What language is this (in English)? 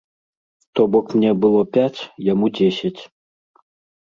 Belarusian